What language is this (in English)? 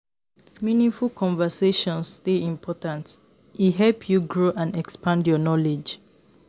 Nigerian Pidgin